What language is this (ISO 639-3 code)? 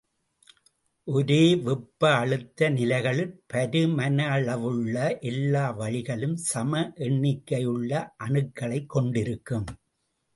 tam